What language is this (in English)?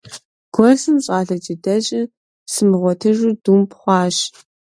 Kabardian